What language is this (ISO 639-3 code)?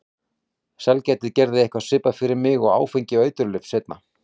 isl